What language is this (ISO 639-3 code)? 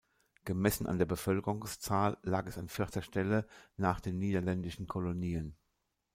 deu